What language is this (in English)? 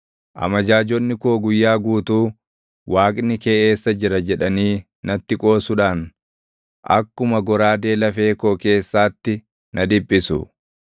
Oromo